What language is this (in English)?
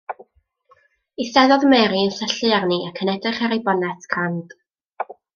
Welsh